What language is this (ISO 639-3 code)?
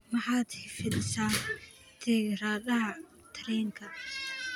som